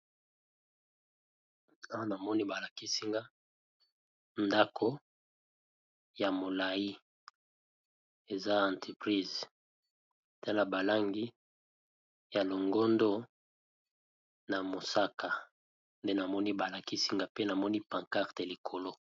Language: Lingala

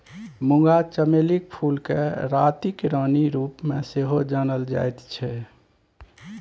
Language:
Maithili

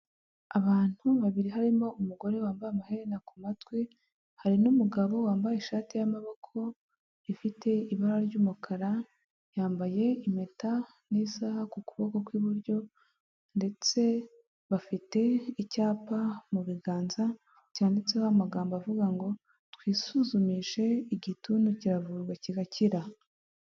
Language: Kinyarwanda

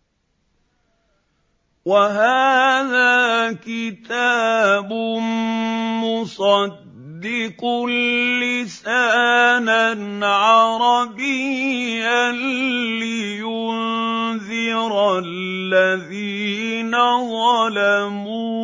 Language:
Arabic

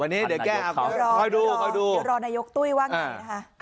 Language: Thai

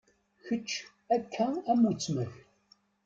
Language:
Kabyle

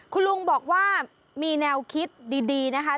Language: Thai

